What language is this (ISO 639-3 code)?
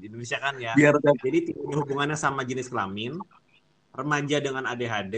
ind